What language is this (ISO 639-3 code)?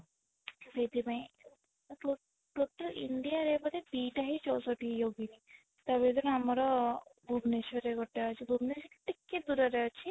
ori